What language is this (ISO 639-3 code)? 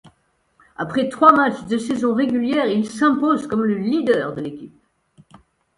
fra